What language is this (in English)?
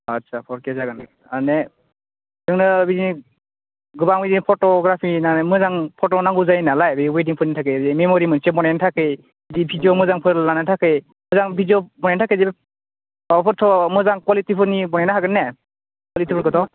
Bodo